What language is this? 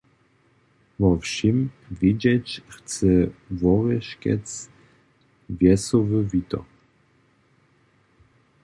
Upper Sorbian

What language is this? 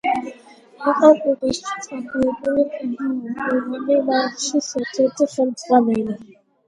Georgian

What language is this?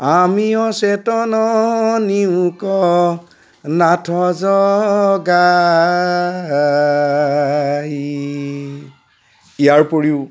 Assamese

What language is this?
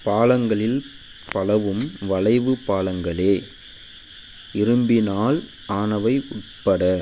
Tamil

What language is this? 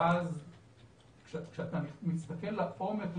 Hebrew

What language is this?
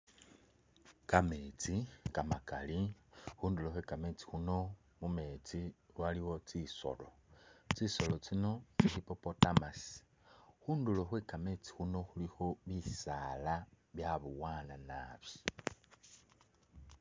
Masaaba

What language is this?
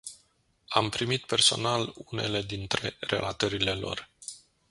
Romanian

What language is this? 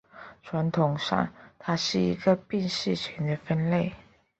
Chinese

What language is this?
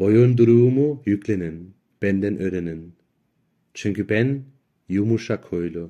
Turkish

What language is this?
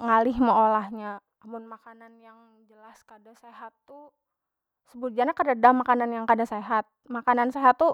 Banjar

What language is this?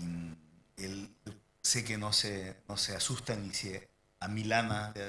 Spanish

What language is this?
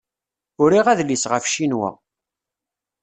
Kabyle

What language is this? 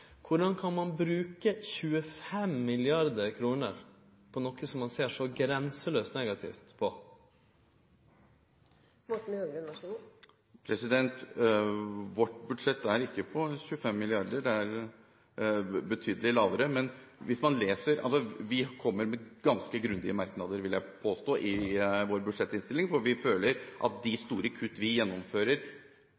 Norwegian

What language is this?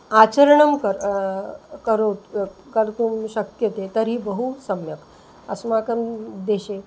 Sanskrit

